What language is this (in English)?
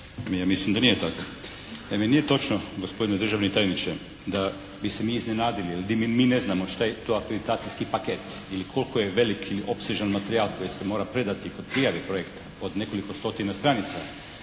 Croatian